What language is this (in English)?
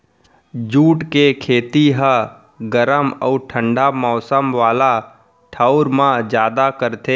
Chhattisgarhi